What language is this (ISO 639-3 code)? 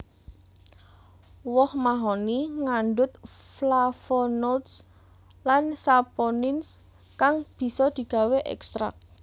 jav